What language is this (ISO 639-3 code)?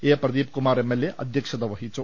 mal